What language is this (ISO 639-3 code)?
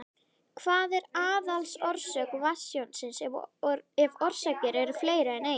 isl